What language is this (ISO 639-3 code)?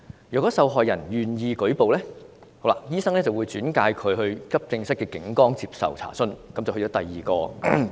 yue